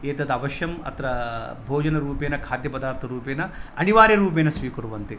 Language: Sanskrit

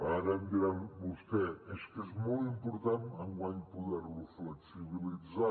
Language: Catalan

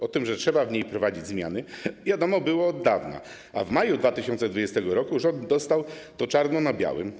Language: Polish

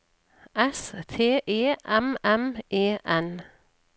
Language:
Norwegian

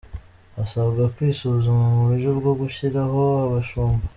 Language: Kinyarwanda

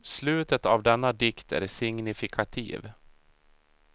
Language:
Swedish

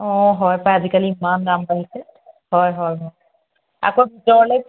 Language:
Assamese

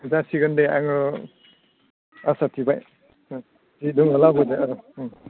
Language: Bodo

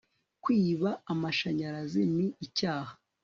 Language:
Kinyarwanda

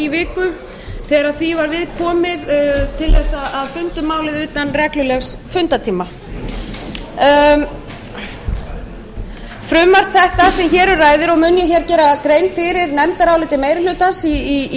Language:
Icelandic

